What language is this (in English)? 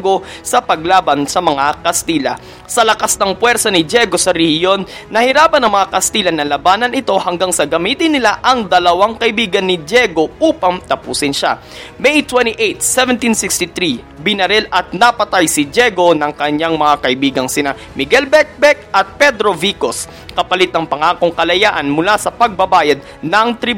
Filipino